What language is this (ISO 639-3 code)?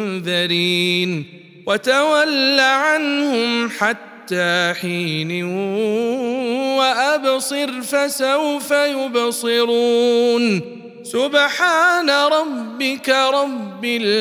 ara